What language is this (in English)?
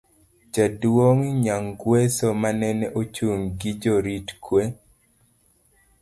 Luo (Kenya and Tanzania)